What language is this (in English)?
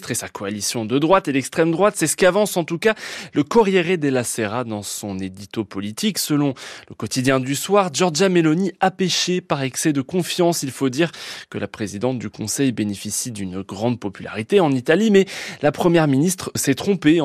French